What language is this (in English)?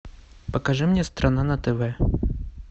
Russian